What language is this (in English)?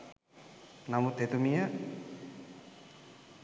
Sinhala